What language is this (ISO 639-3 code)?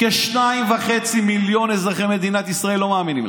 heb